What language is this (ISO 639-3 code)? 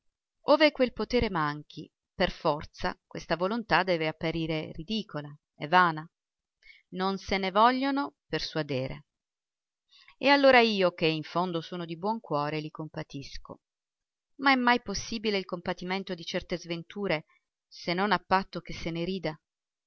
ita